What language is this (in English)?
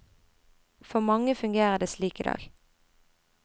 Norwegian